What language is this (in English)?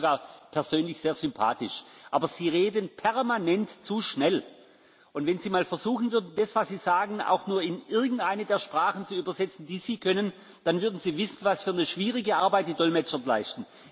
German